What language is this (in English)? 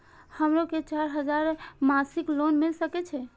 Maithili